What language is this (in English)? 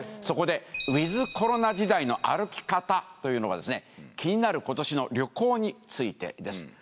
Japanese